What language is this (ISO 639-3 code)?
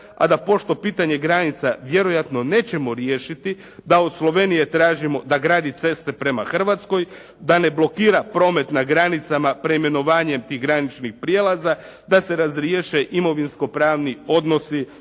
hrv